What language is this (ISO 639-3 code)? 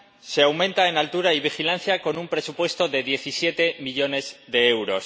spa